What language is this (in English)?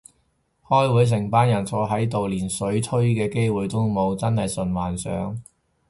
Cantonese